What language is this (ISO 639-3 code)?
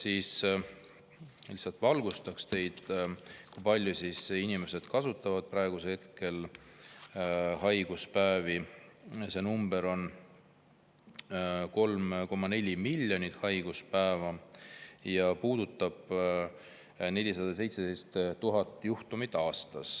est